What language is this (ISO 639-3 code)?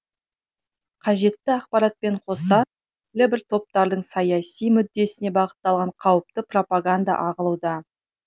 kaz